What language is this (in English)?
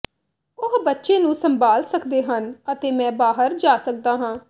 Punjabi